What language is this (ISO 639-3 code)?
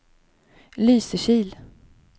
swe